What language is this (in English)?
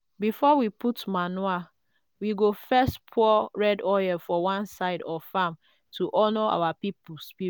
Nigerian Pidgin